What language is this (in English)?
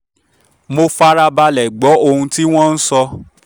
Yoruba